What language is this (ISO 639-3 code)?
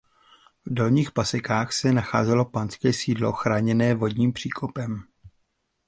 ces